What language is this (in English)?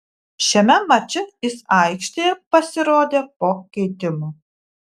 Lithuanian